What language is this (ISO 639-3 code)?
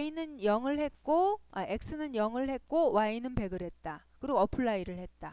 kor